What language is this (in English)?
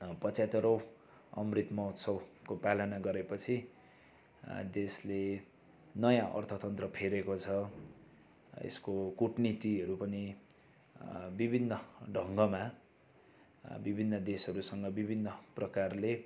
Nepali